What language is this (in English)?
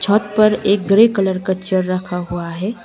Hindi